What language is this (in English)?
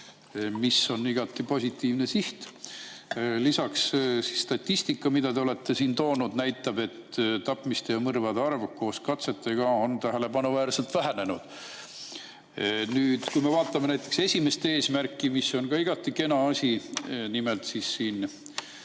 Estonian